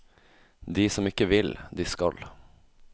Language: Norwegian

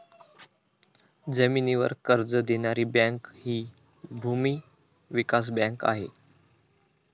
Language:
Marathi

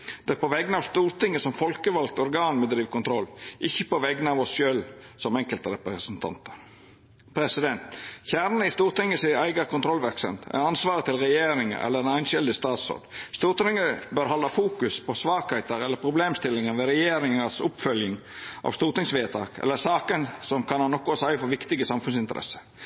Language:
Norwegian Nynorsk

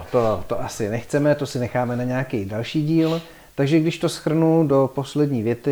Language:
Czech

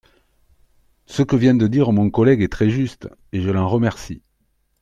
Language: French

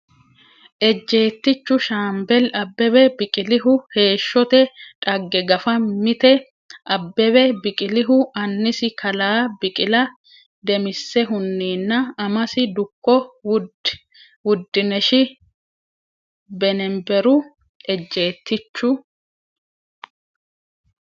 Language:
Sidamo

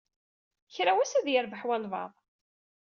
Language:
Kabyle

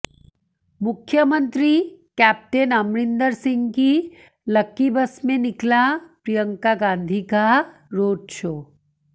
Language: Hindi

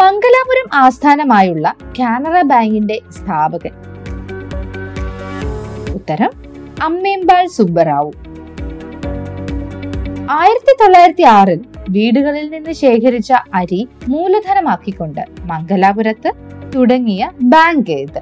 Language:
Malayalam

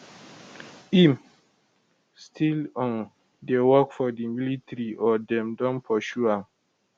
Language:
Nigerian Pidgin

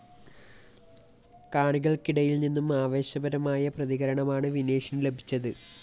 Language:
Malayalam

